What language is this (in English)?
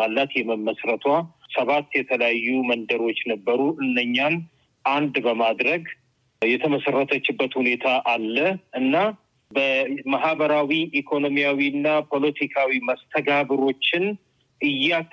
Amharic